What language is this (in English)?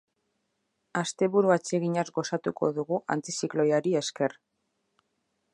Basque